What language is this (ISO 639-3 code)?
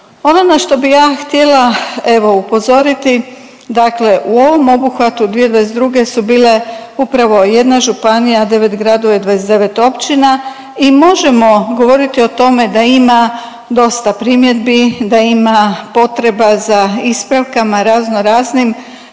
hrv